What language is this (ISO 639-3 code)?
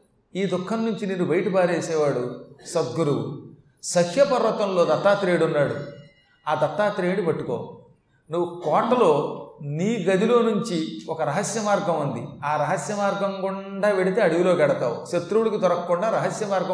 tel